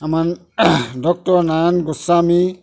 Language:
Assamese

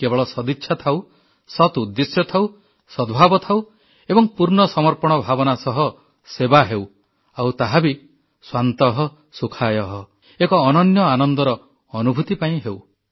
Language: Odia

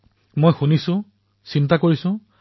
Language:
Assamese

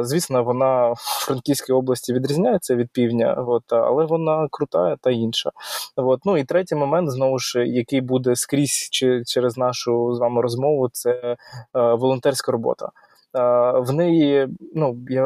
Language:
Ukrainian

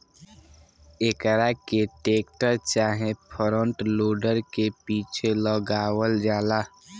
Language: Bhojpuri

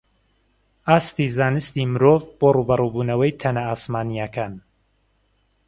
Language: Central Kurdish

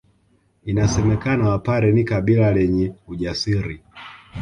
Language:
Swahili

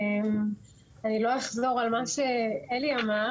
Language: Hebrew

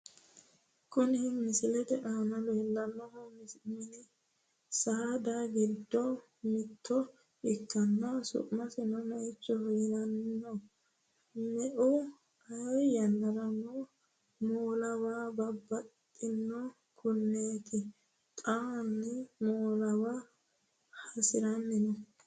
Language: Sidamo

